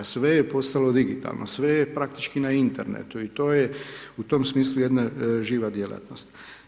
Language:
Croatian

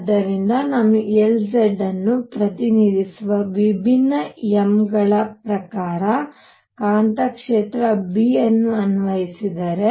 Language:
Kannada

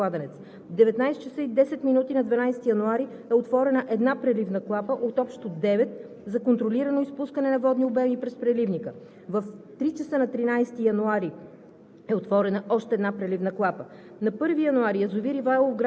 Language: Bulgarian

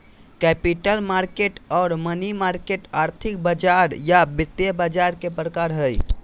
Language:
Magahi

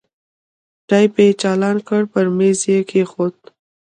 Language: Pashto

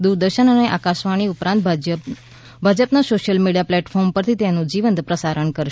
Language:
Gujarati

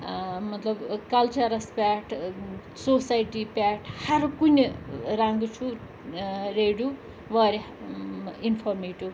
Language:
Kashmiri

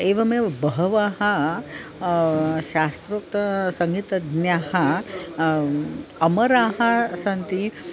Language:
Sanskrit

